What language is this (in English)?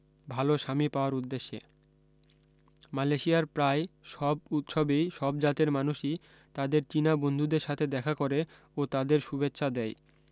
Bangla